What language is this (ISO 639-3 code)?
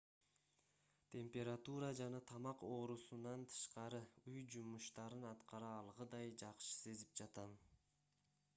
kir